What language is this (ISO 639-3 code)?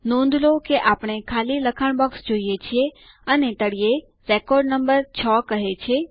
guj